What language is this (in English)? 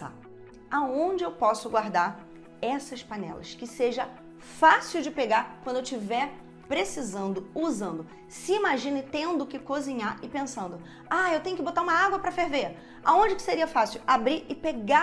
Portuguese